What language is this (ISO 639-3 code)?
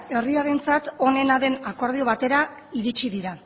eus